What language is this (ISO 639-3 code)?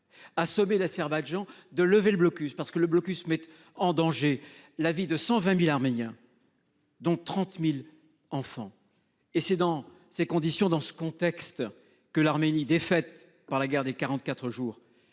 fra